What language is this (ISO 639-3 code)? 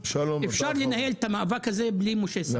heb